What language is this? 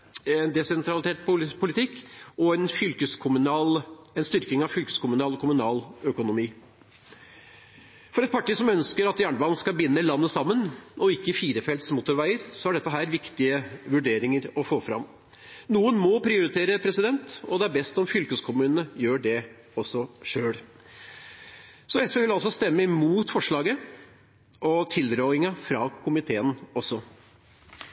Norwegian Bokmål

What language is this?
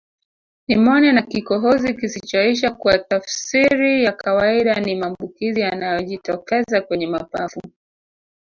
Swahili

